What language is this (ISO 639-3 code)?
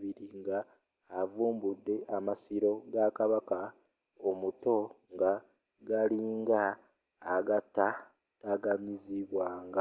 lug